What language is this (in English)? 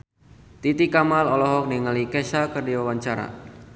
Sundanese